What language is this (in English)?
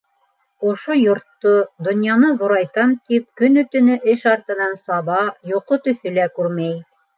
Bashkir